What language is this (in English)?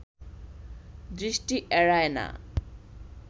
Bangla